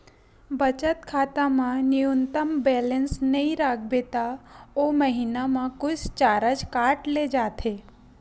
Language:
Chhattisgarhi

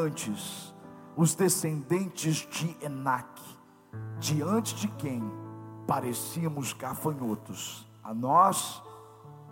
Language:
Portuguese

